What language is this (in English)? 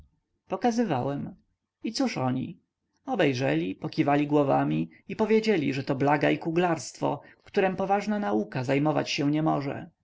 Polish